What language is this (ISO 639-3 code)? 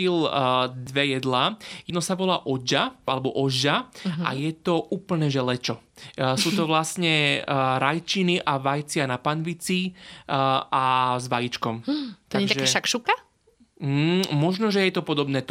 slk